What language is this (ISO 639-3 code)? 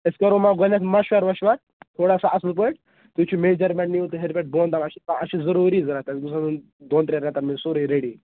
kas